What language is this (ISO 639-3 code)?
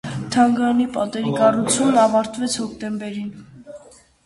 hye